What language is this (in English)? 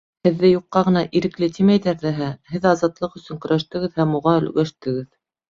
Bashkir